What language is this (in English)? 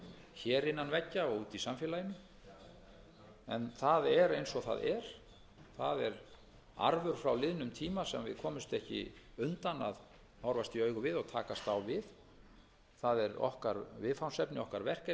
Icelandic